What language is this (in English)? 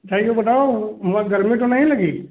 Hindi